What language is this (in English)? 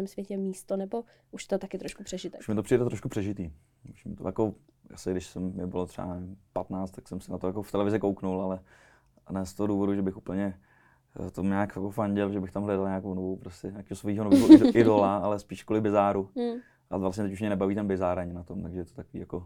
Czech